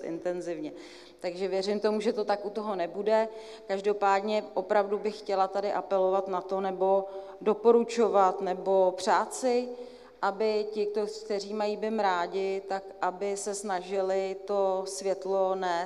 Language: Czech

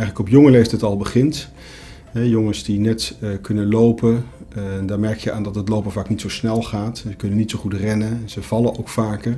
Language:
Dutch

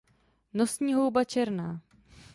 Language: Czech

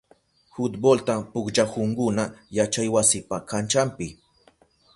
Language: Southern Pastaza Quechua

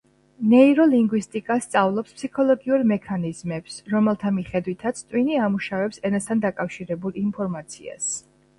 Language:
Georgian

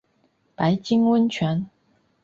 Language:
Chinese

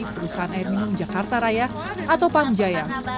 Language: Indonesian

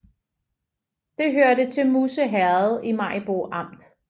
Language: Danish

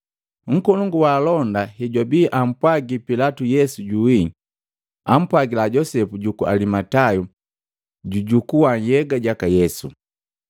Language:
Matengo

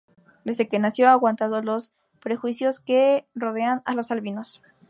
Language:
Spanish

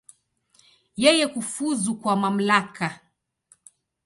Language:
Swahili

